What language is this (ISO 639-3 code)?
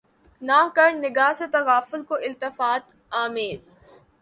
urd